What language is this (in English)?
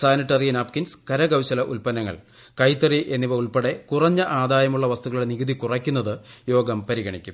Malayalam